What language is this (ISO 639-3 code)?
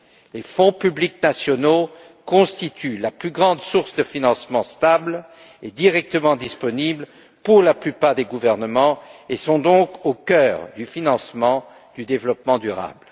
fra